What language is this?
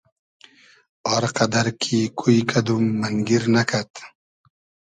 Hazaragi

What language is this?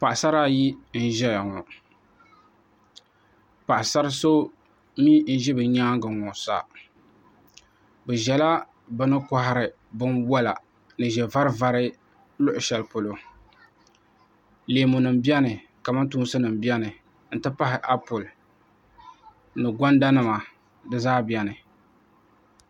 Dagbani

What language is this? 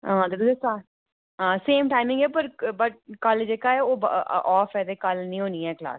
Dogri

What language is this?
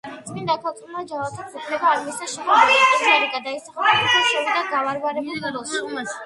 Georgian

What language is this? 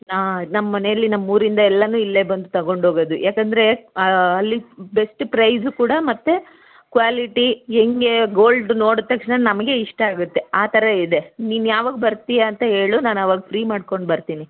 Kannada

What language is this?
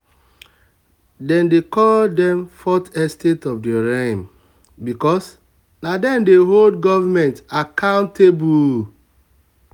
Nigerian Pidgin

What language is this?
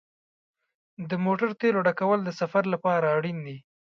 Pashto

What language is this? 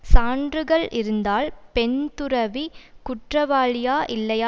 Tamil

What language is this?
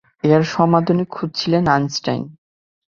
Bangla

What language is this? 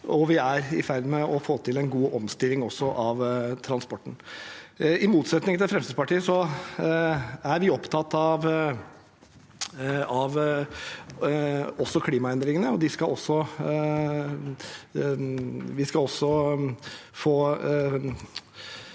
Norwegian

